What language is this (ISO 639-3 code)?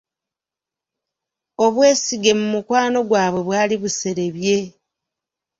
lug